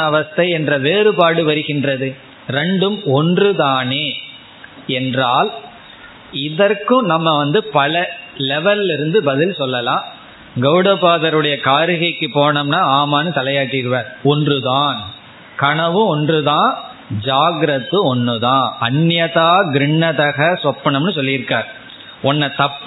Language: Tamil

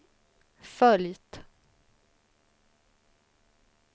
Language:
Swedish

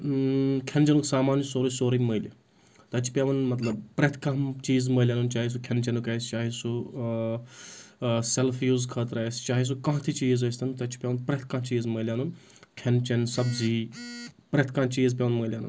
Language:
Kashmiri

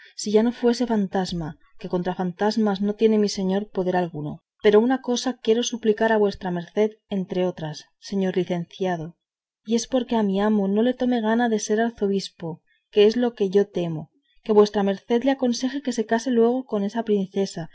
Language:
Spanish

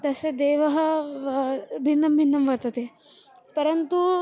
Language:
Sanskrit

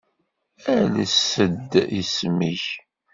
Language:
Kabyle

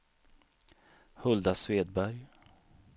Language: Swedish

